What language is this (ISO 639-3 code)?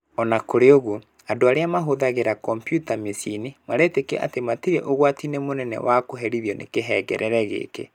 kik